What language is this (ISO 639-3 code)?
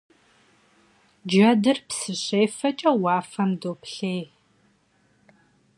kbd